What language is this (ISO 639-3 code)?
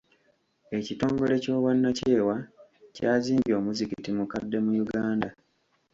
lug